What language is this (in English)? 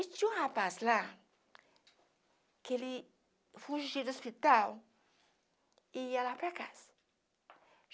Portuguese